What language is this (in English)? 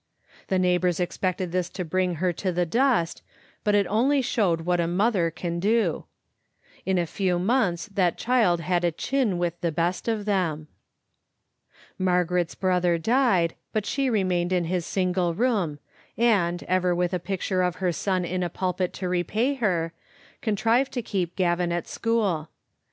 English